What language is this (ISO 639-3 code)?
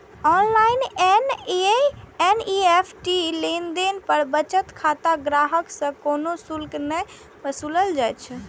mai